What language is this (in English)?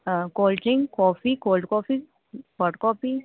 Punjabi